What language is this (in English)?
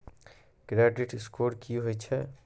Maithili